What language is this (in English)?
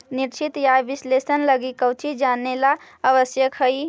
Magahi